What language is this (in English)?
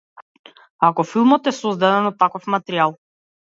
Macedonian